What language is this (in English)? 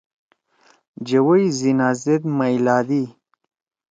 Torwali